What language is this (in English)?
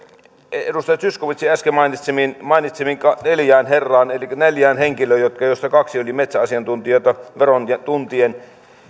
Finnish